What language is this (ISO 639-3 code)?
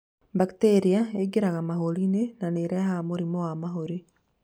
kik